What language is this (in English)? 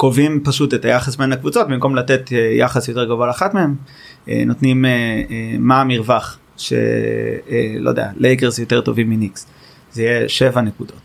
Hebrew